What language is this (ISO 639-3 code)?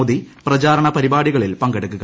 mal